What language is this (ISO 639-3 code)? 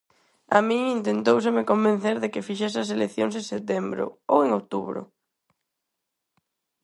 glg